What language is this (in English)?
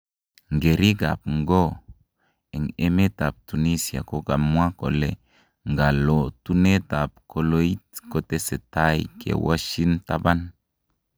Kalenjin